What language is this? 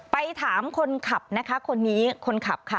Thai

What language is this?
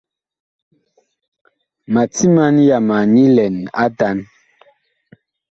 Bakoko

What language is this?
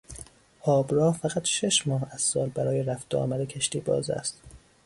Persian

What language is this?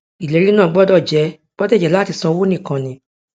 Yoruba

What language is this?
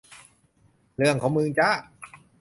Thai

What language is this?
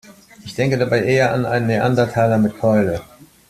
German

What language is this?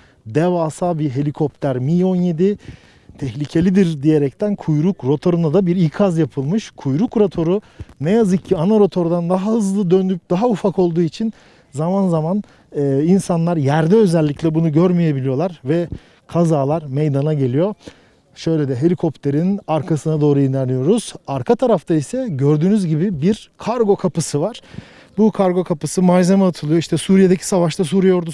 Turkish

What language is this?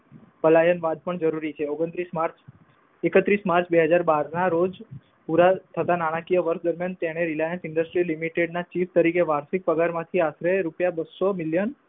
Gujarati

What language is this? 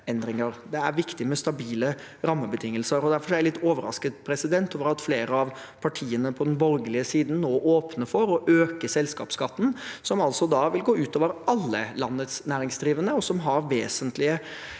Norwegian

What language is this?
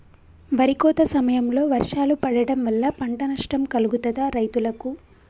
Telugu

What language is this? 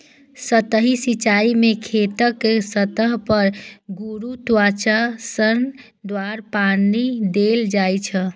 Maithili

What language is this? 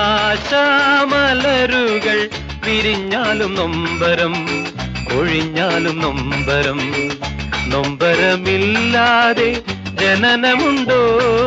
Malayalam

